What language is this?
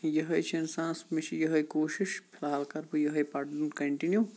Kashmiri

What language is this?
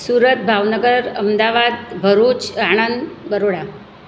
Gujarati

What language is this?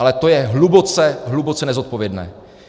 Czech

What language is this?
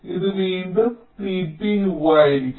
Malayalam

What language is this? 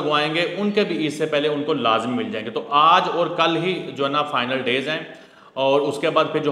Hindi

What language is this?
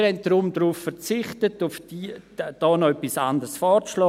Swiss German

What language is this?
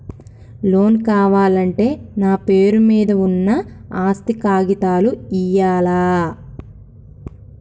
Telugu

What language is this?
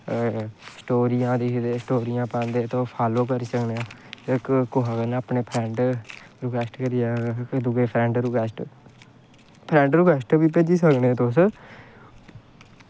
Dogri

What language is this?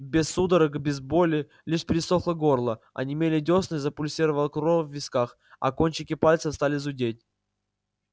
Russian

